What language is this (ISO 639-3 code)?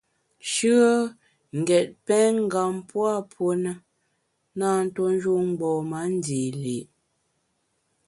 bax